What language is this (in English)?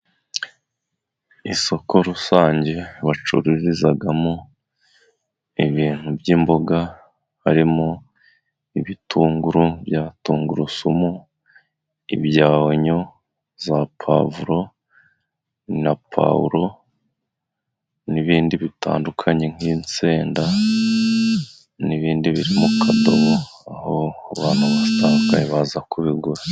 Kinyarwanda